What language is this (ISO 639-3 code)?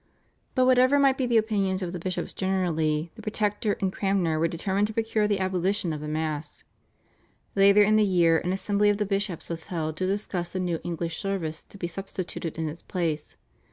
eng